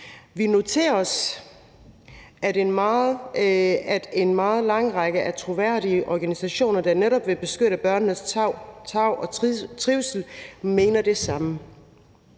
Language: Danish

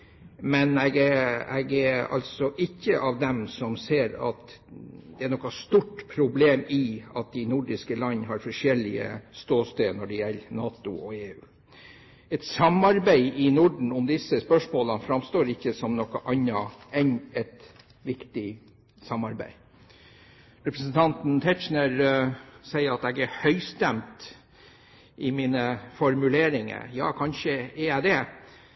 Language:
Norwegian Bokmål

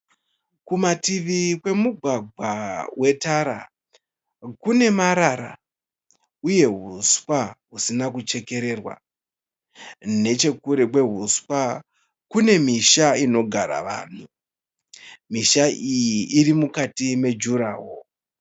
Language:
Shona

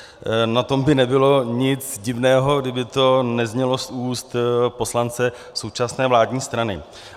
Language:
Czech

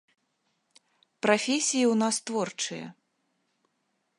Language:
Belarusian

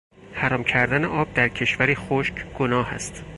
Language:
Persian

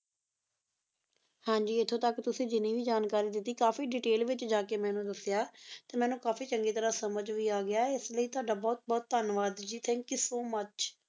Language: Punjabi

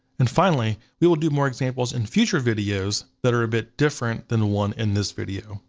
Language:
English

